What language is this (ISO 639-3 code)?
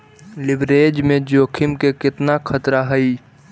mag